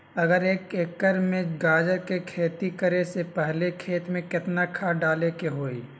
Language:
Magahi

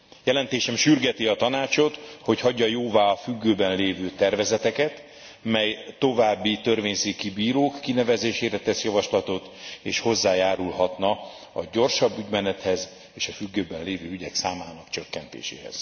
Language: Hungarian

